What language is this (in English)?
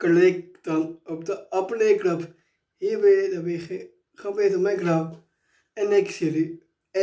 Dutch